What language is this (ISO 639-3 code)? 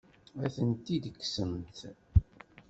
kab